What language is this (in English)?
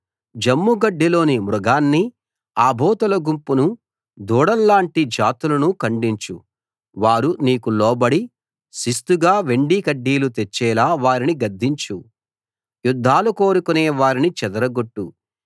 Telugu